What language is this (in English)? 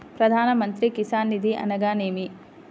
Telugu